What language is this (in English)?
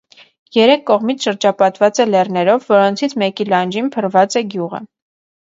Armenian